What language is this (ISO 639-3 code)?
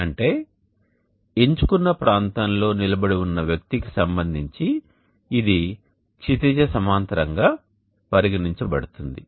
tel